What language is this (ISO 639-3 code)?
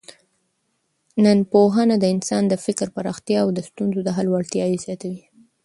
pus